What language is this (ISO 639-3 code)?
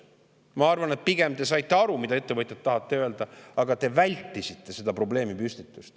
est